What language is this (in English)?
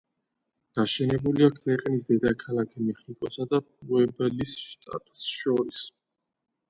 Georgian